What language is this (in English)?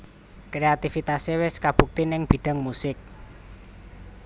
Javanese